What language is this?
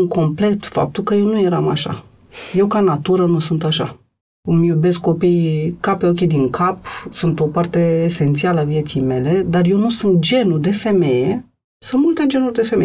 Romanian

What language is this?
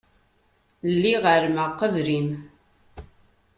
Kabyle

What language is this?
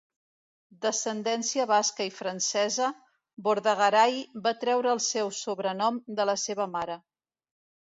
Catalan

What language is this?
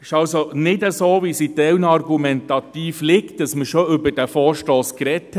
Swiss German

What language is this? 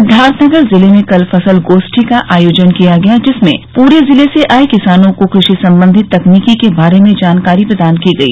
Hindi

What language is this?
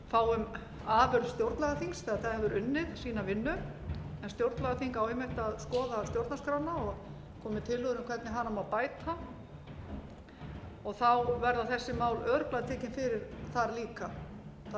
Icelandic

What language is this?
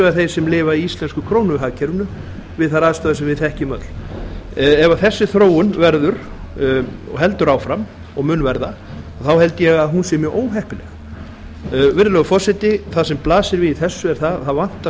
Icelandic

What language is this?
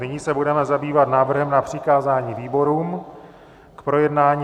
Czech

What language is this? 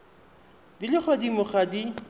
Tswana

